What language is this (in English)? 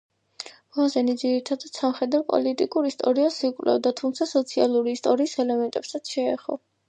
Georgian